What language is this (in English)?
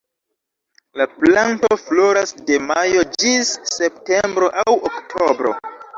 Esperanto